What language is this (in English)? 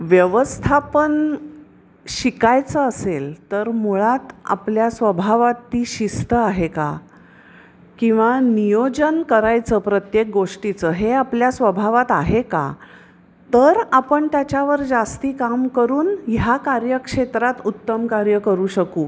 Marathi